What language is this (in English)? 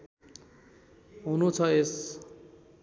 Nepali